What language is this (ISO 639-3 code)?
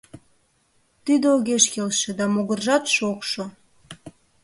chm